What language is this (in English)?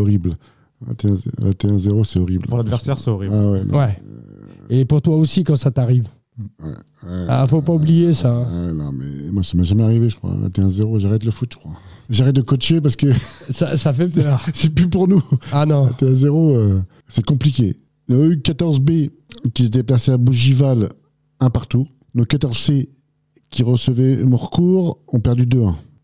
French